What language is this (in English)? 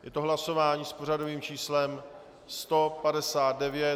Czech